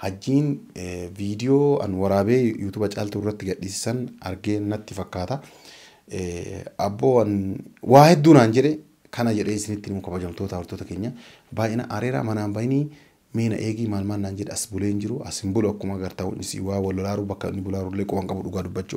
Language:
Arabic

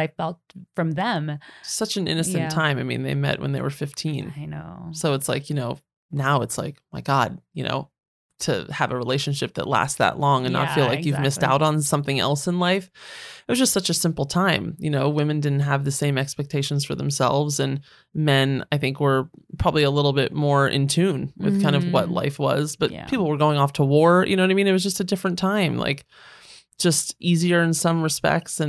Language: English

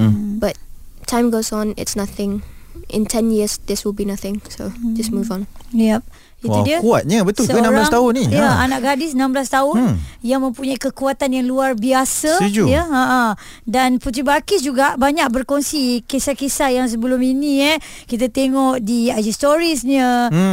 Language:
Malay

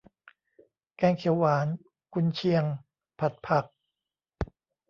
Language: Thai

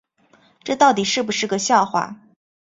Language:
Chinese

